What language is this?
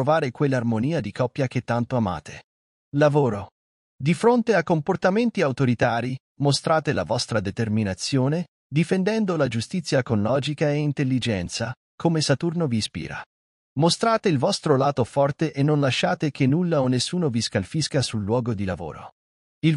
Italian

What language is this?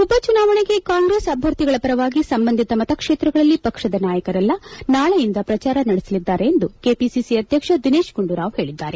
Kannada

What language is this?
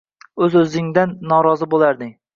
Uzbek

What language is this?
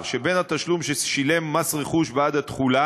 Hebrew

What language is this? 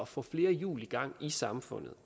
Danish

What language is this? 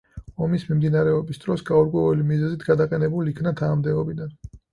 Georgian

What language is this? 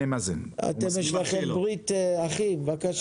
Hebrew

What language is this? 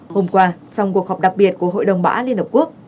Vietnamese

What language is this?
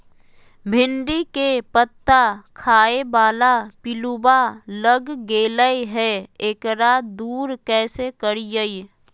Magahi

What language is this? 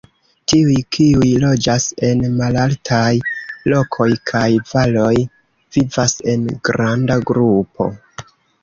Esperanto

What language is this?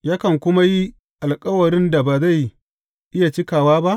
Hausa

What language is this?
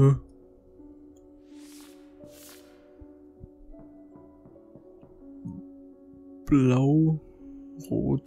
German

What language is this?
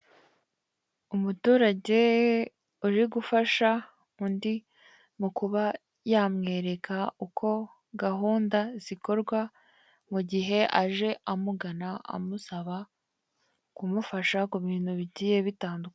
Kinyarwanda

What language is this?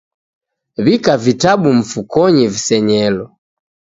Taita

